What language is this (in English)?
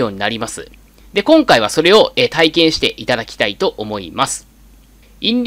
Japanese